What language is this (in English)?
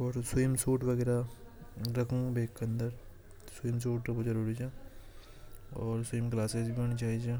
Hadothi